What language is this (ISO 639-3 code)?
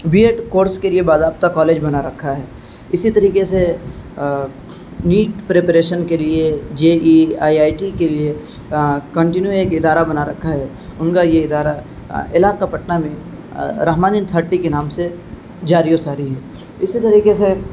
urd